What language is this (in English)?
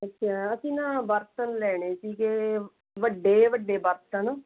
Punjabi